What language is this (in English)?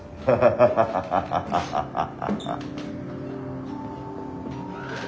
Japanese